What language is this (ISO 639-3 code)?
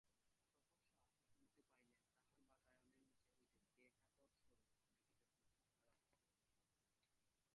ben